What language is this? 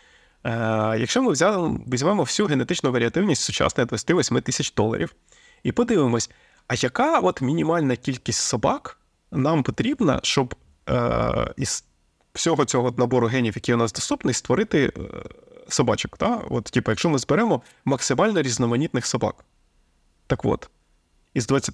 Ukrainian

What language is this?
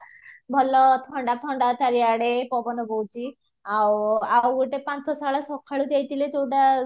Odia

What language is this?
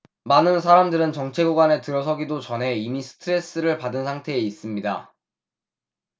Korean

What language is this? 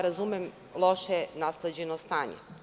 Serbian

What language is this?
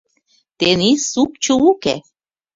Mari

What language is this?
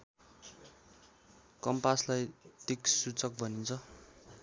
Nepali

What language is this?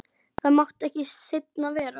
Icelandic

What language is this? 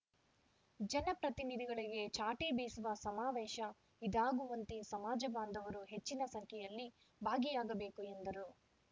Kannada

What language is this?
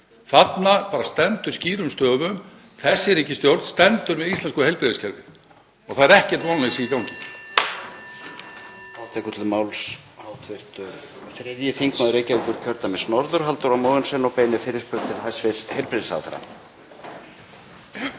Icelandic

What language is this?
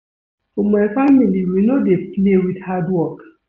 Nigerian Pidgin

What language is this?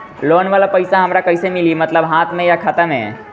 Bhojpuri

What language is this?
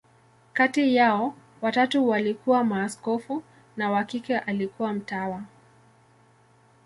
Swahili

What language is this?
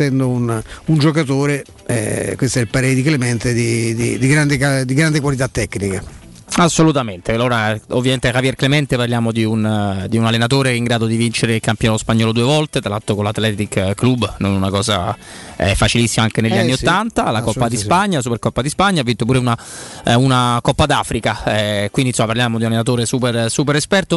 Italian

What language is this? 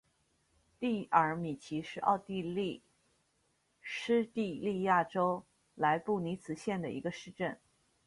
Chinese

